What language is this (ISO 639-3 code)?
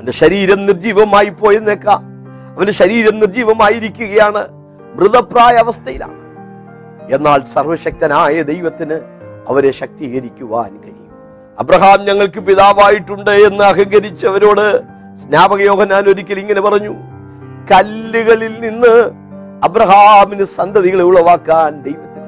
mal